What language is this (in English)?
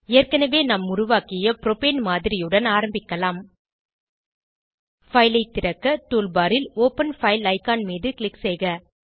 Tamil